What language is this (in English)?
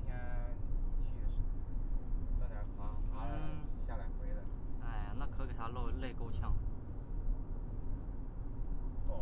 Chinese